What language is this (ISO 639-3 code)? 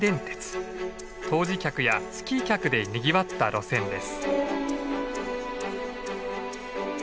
jpn